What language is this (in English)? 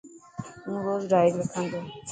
Dhatki